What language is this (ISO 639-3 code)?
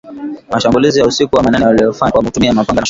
swa